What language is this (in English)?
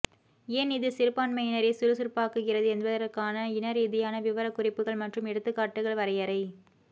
Tamil